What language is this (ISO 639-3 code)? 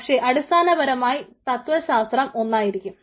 mal